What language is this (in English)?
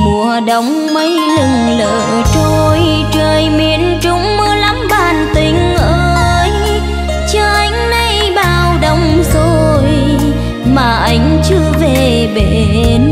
Vietnamese